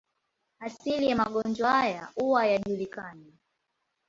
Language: Swahili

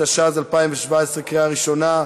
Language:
Hebrew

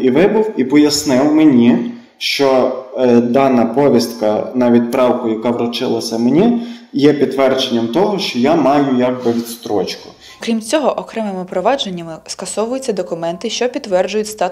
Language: Ukrainian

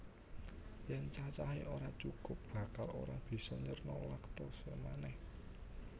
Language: Javanese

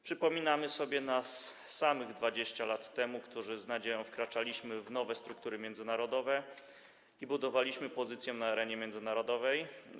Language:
Polish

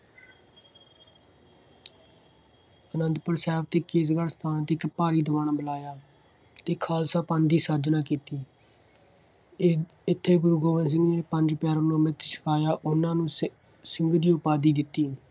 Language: Punjabi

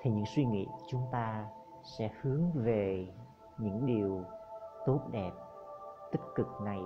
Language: Vietnamese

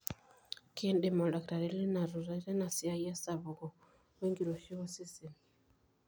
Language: Masai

